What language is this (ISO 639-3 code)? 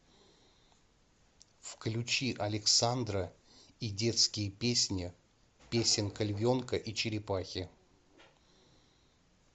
rus